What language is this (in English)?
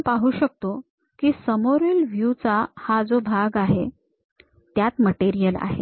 Marathi